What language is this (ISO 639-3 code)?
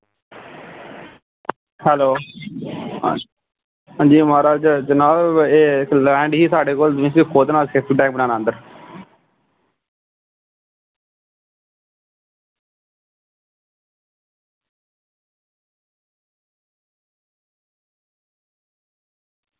doi